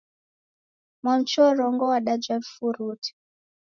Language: Taita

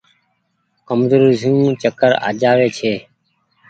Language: Goaria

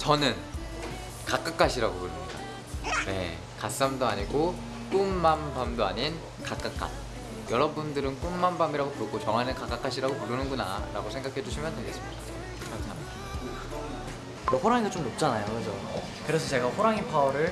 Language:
Korean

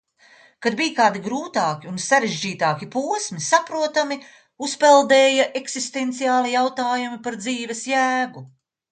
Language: Latvian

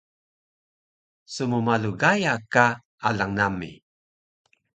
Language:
Taroko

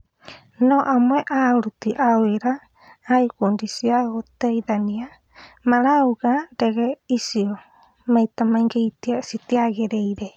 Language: Kikuyu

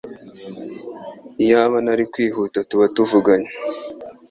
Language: Kinyarwanda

